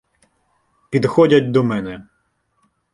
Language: Ukrainian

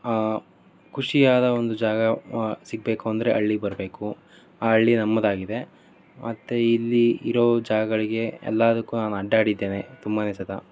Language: Kannada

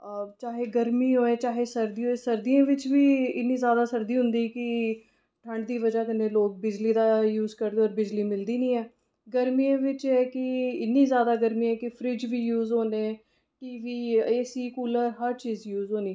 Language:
Dogri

